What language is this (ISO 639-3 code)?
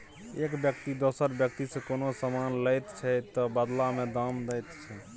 mai